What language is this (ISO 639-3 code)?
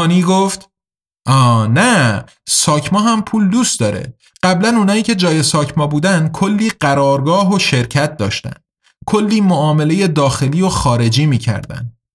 fas